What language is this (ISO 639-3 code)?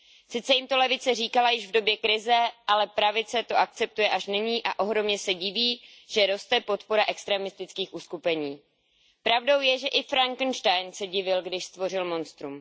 ces